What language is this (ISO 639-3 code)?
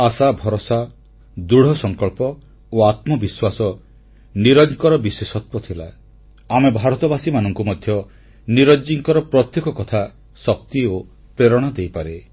ori